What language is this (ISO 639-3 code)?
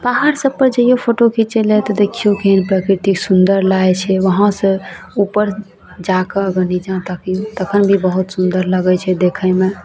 mai